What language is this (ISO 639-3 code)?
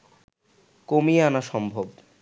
ben